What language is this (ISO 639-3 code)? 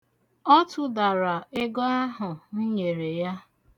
ibo